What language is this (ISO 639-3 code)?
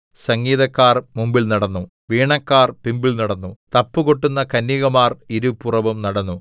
mal